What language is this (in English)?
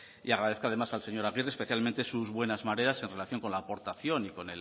Spanish